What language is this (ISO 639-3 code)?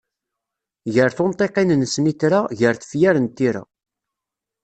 kab